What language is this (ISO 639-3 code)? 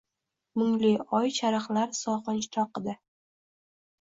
uzb